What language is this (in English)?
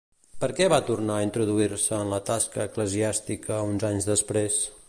Catalan